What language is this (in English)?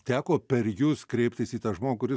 Lithuanian